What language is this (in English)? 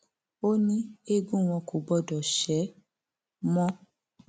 Yoruba